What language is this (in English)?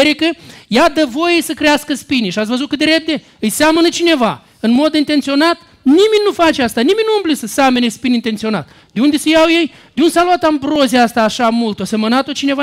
Romanian